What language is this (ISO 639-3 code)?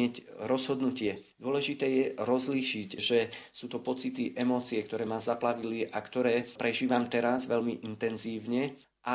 slk